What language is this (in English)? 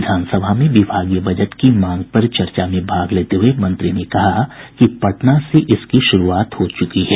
Hindi